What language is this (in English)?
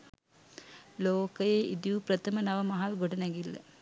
Sinhala